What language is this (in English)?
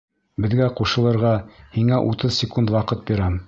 Bashkir